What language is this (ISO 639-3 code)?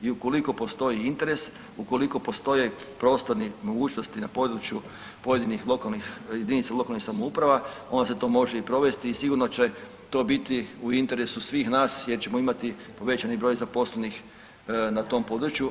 hrv